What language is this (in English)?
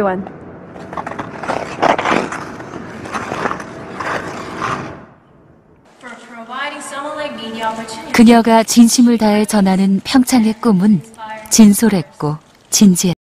Korean